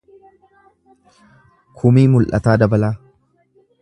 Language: Oromo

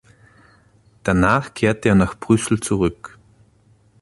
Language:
German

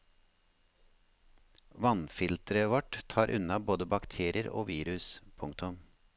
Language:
Norwegian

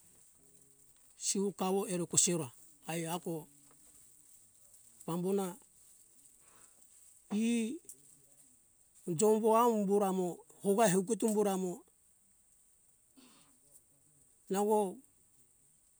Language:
Hunjara-Kaina Ke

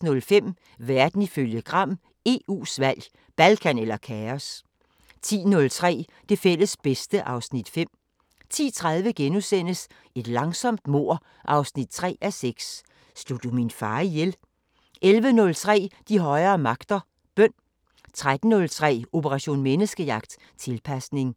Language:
Danish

